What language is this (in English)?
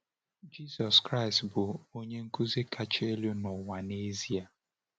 Igbo